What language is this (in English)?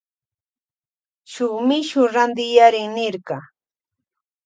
Loja Highland Quichua